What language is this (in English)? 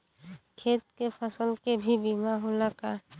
Bhojpuri